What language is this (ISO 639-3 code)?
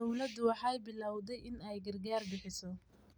som